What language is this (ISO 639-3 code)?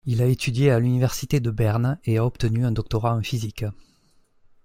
fra